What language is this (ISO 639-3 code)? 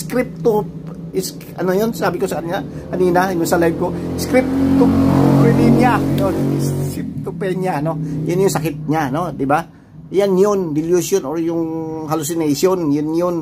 fil